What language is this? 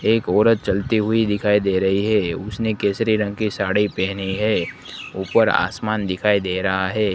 Hindi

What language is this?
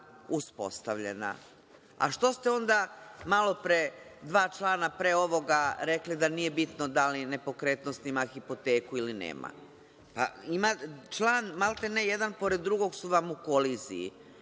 Serbian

